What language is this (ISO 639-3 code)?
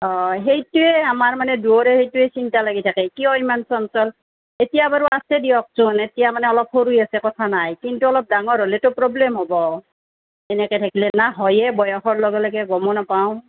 asm